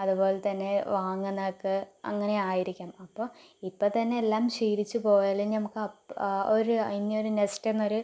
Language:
Malayalam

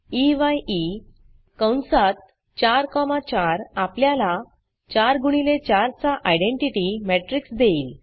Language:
Marathi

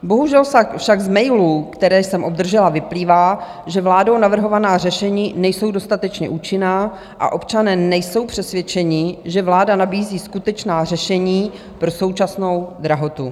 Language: Czech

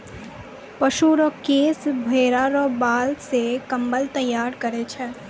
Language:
Maithili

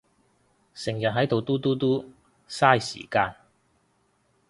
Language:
Cantonese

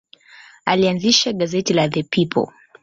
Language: Swahili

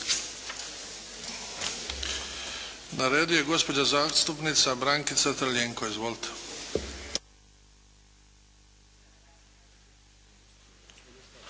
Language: Croatian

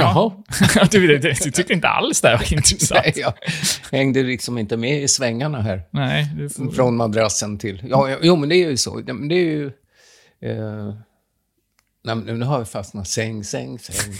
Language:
Swedish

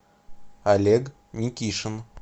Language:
Russian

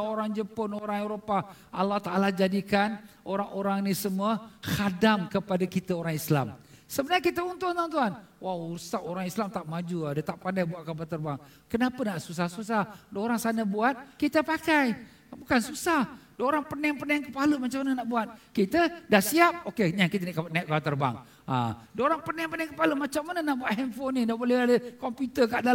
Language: Malay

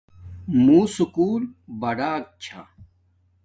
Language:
Domaaki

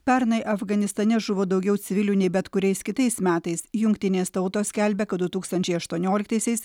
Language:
Lithuanian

